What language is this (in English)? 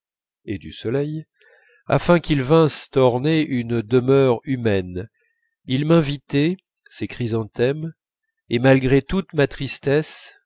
French